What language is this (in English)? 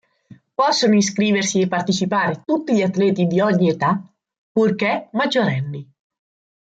Italian